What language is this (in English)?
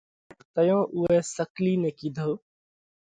Parkari Koli